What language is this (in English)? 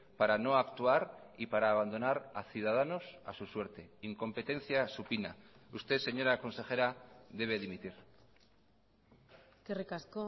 Spanish